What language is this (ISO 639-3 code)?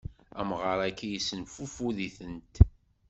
kab